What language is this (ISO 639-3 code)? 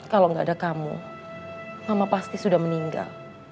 ind